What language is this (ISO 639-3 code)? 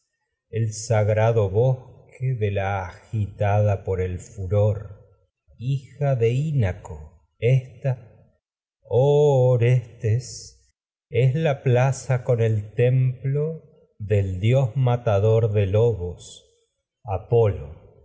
spa